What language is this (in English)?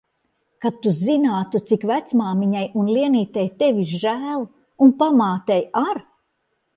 Latvian